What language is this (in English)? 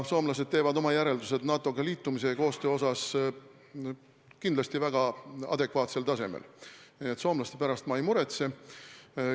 Estonian